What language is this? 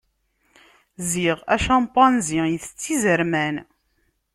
Kabyle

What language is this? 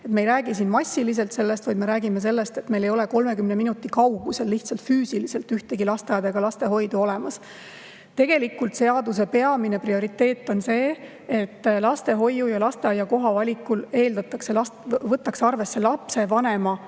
Estonian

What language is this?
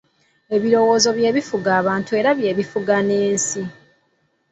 Ganda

